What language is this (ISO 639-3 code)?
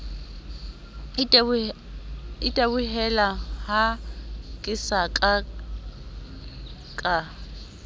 sot